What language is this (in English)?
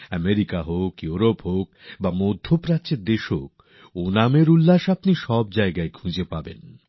Bangla